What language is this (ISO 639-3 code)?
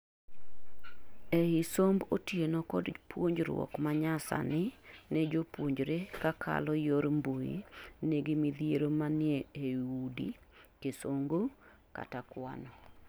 luo